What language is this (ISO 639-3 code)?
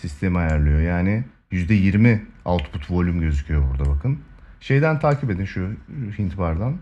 tur